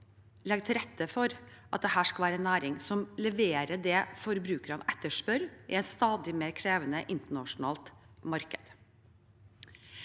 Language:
Norwegian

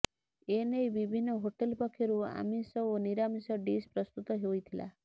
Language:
Odia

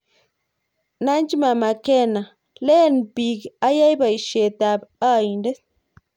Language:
Kalenjin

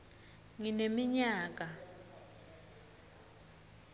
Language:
Swati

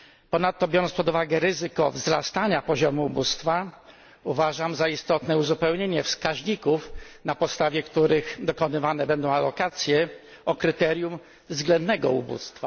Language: Polish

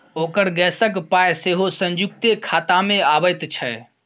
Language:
Maithili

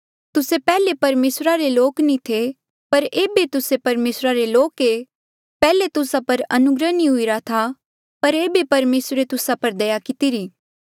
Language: Mandeali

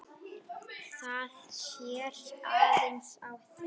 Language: Icelandic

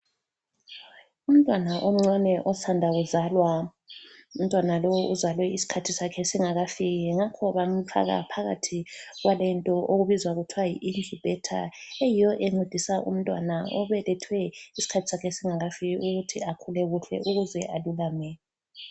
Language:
North Ndebele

